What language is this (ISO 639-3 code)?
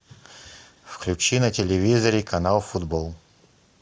rus